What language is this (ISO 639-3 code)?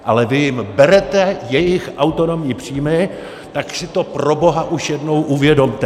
ces